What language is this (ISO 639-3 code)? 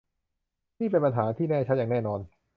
tha